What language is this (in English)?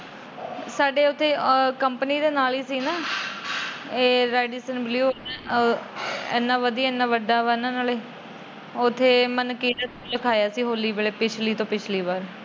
Punjabi